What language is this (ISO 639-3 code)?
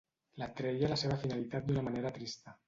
cat